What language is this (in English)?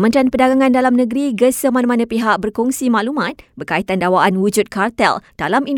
Malay